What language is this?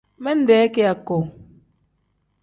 Tem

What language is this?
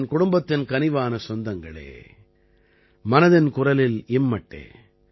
Tamil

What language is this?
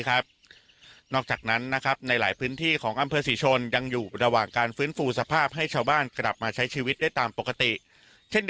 Thai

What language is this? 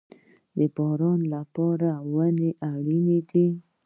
Pashto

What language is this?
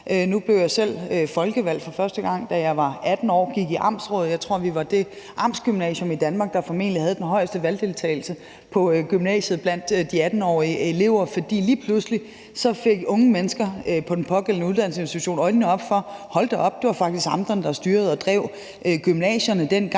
Danish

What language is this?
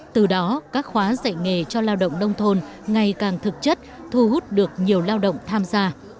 Vietnamese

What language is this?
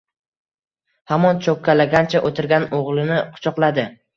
Uzbek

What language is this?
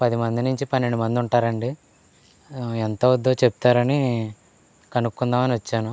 Telugu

